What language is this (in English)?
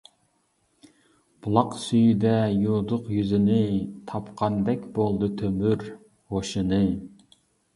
Uyghur